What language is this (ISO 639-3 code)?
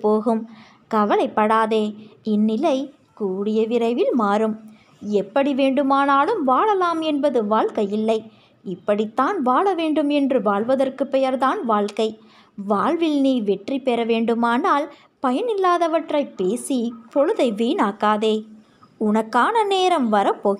vie